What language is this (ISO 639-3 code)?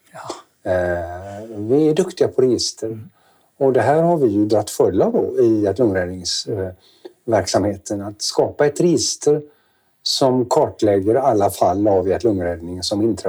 swe